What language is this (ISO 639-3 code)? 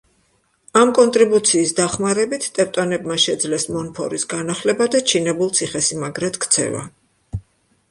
kat